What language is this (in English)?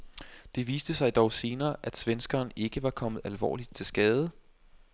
Danish